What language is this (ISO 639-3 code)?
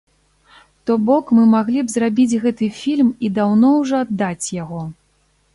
bel